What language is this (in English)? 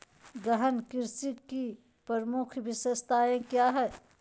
Magahi